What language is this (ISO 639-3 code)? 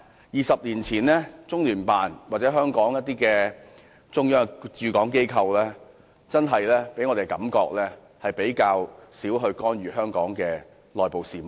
yue